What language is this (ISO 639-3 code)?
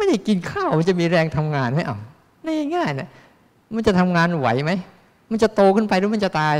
tha